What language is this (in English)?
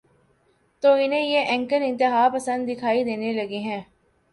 Urdu